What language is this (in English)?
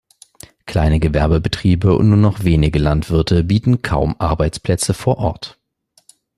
German